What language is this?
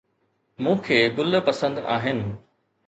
Sindhi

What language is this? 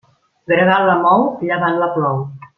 Catalan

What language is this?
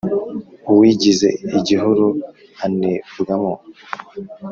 Kinyarwanda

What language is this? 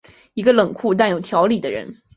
Chinese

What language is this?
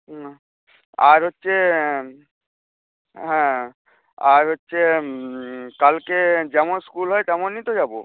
Bangla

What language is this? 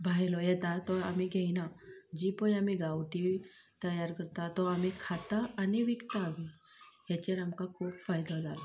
Konkani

